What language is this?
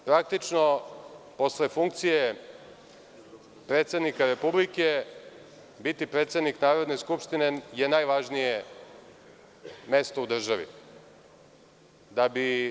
Serbian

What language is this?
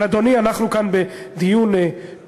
Hebrew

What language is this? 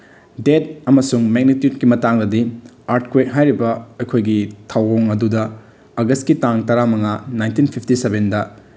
Manipuri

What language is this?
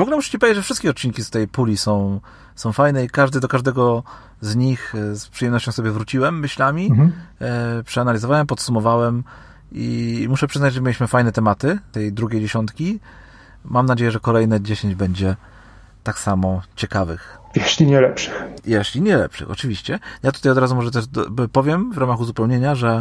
Polish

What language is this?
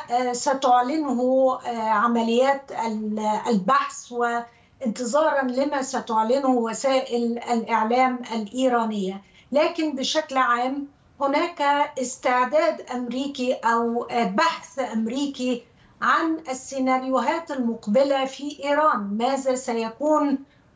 Arabic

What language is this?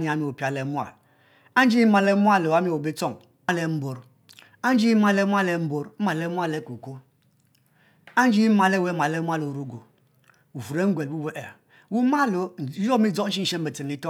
Mbe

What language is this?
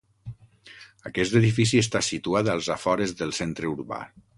Catalan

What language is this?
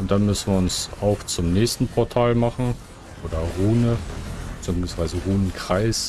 German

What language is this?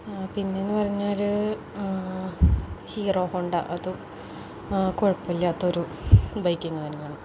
Malayalam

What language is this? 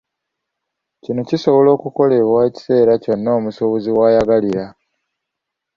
Ganda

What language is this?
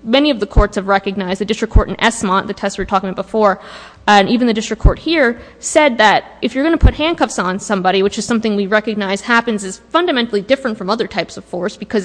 English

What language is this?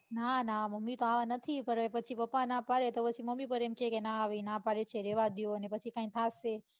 Gujarati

